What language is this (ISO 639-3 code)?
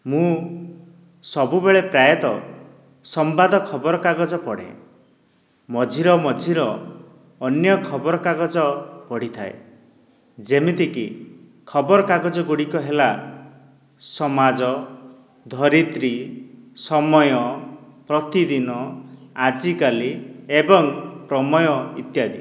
ori